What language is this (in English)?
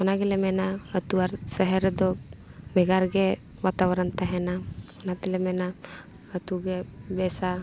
Santali